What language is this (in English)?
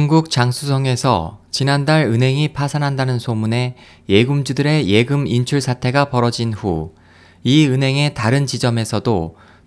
Korean